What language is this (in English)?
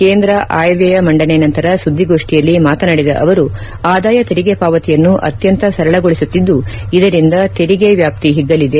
Kannada